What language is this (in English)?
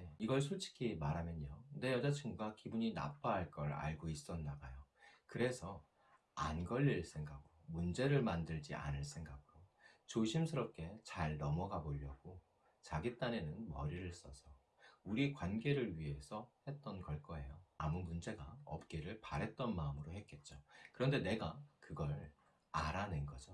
Korean